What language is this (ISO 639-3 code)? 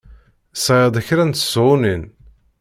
kab